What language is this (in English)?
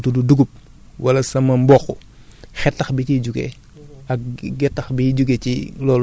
Wolof